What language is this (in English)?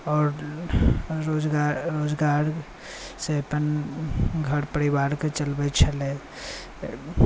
Maithili